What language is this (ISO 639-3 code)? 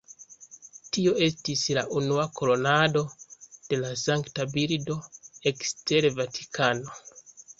epo